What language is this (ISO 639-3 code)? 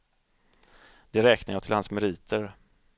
swe